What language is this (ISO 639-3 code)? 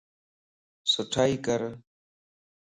lss